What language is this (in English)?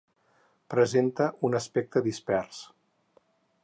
Catalan